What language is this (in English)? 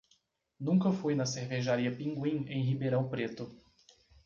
Portuguese